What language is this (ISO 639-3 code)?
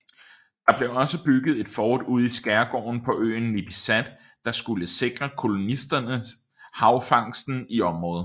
dan